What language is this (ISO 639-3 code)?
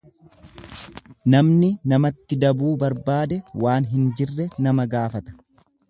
orm